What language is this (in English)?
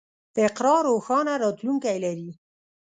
Pashto